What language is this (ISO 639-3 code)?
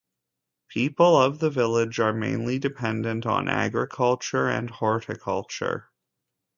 eng